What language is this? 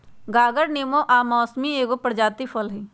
Magahi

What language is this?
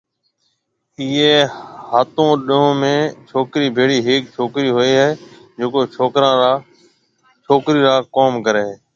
Marwari (Pakistan)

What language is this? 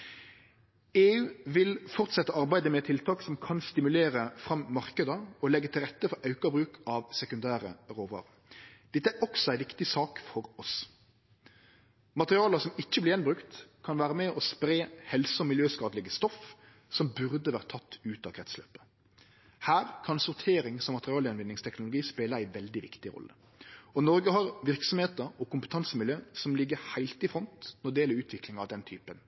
Norwegian Nynorsk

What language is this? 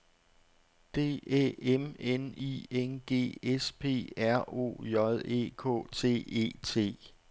Danish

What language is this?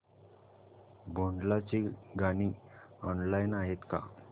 Marathi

